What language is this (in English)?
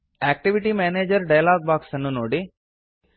Kannada